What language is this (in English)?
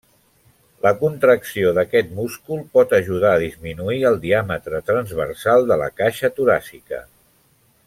Catalan